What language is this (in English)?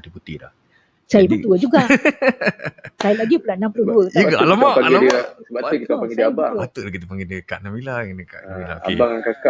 Malay